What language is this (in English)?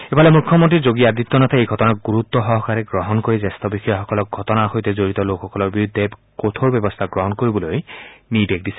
Assamese